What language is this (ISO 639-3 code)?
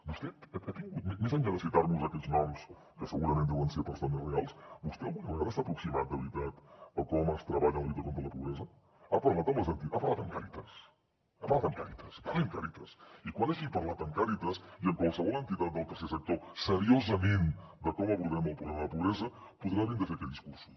cat